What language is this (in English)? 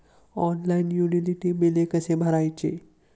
Marathi